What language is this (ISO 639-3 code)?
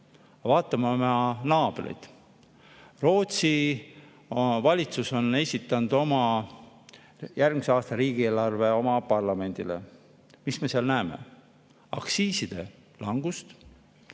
est